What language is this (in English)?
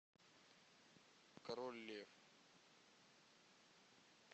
Russian